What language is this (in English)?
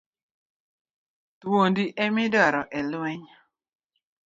Luo (Kenya and Tanzania)